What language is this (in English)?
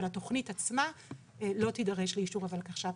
Hebrew